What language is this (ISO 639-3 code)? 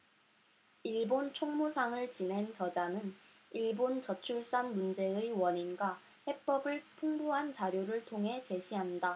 kor